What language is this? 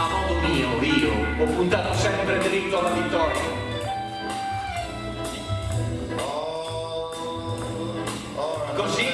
Italian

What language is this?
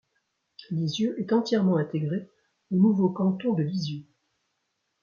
French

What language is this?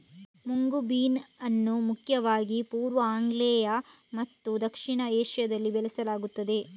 Kannada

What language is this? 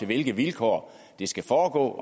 Danish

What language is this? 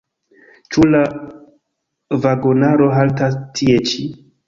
Esperanto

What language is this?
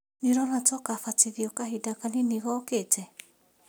Kikuyu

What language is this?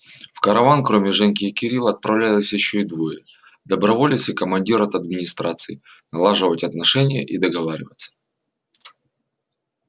Russian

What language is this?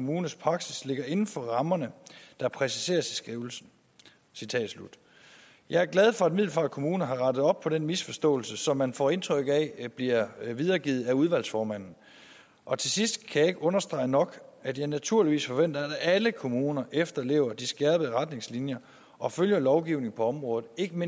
Danish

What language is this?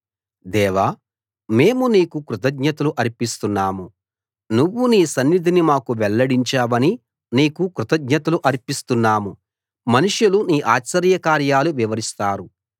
Telugu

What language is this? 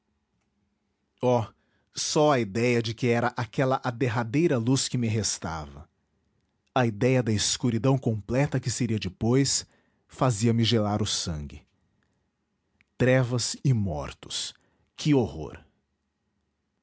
Portuguese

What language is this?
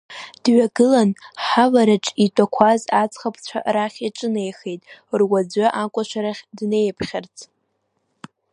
Abkhazian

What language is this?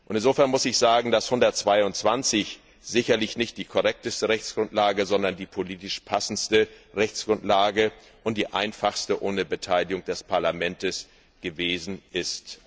German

